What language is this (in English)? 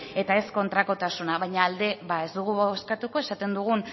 Basque